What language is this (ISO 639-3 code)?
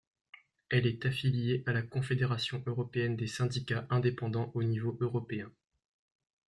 fra